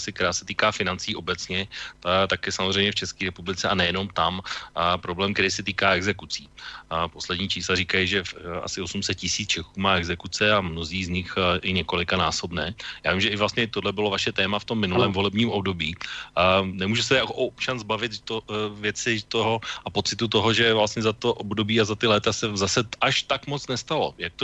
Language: Czech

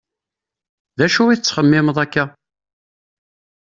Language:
Kabyle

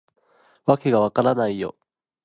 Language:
Japanese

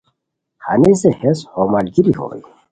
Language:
Khowar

